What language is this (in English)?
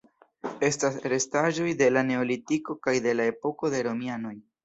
Esperanto